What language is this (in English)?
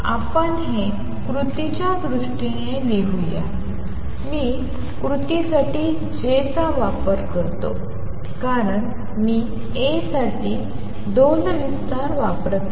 Marathi